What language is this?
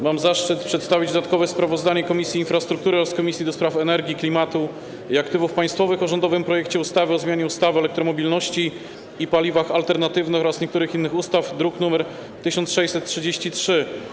Polish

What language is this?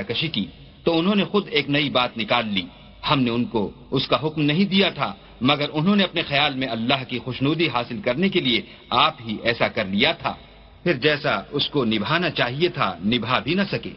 Arabic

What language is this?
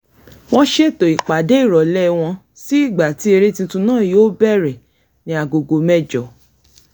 Yoruba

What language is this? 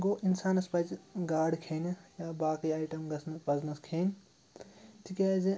Kashmiri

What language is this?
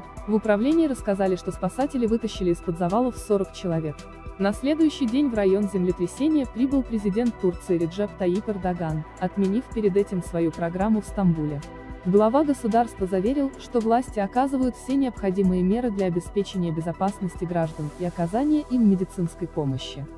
Russian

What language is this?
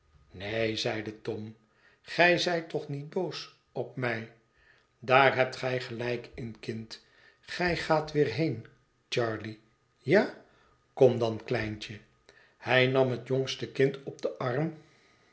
Dutch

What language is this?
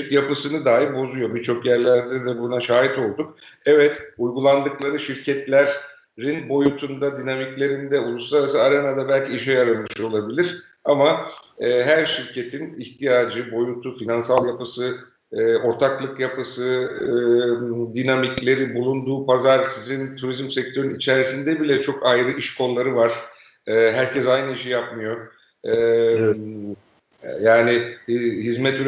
Turkish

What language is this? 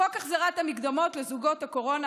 Hebrew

